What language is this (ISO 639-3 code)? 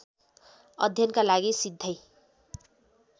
nep